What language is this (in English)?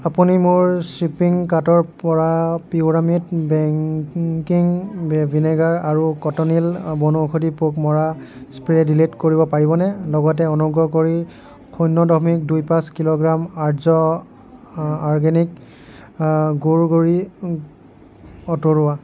Assamese